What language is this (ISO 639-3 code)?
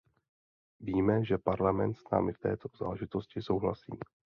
ces